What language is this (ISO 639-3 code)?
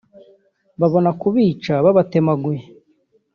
kin